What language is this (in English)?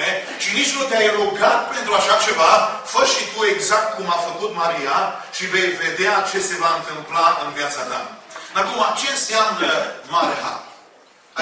Romanian